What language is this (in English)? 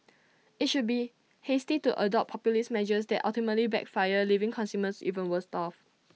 English